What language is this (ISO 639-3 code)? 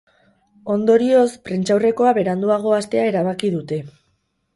eus